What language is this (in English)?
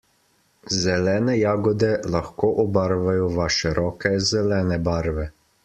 Slovenian